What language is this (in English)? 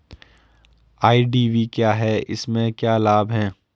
Hindi